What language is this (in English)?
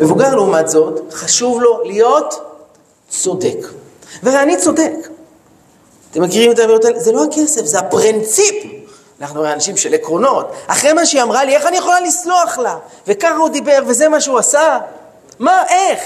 Hebrew